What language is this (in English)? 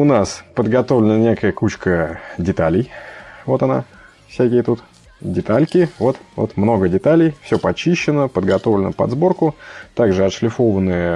Russian